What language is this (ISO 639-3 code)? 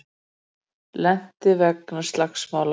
isl